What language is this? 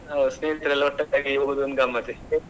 Kannada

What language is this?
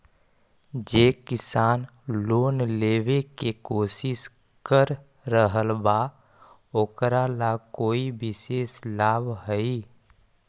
Magahi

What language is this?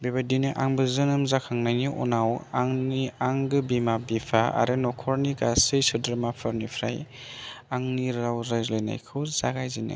Bodo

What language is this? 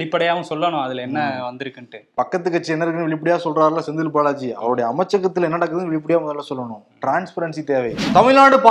Tamil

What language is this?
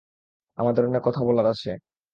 Bangla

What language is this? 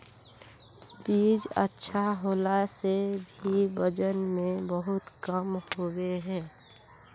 Magahi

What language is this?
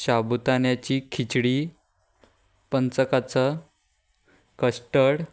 Konkani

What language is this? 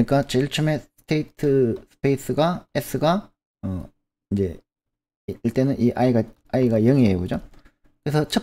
Korean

